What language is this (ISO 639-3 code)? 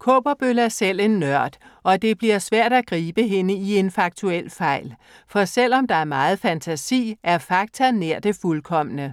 dan